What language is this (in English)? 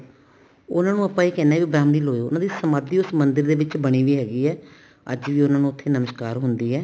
Punjabi